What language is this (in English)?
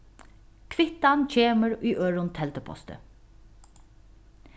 Faroese